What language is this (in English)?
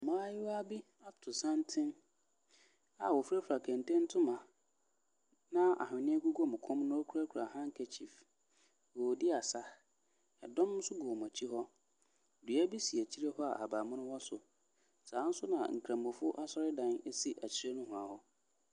Akan